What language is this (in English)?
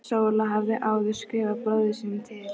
Icelandic